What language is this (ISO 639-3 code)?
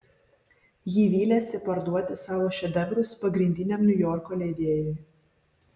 lit